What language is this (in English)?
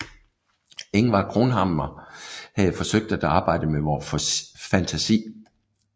Danish